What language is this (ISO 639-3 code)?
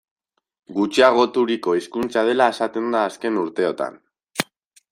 eus